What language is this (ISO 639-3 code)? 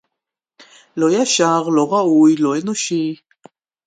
heb